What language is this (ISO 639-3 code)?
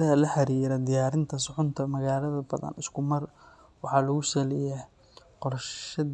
som